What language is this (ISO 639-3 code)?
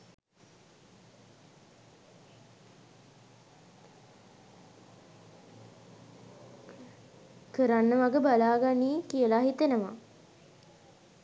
sin